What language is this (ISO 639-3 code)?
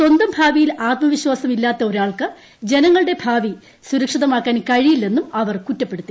mal